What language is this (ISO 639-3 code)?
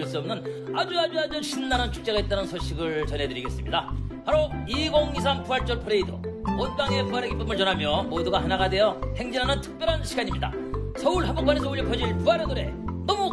kor